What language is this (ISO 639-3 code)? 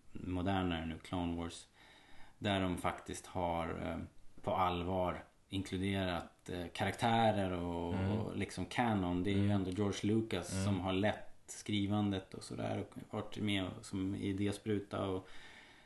swe